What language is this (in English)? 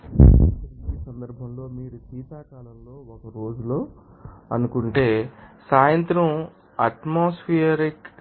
Telugu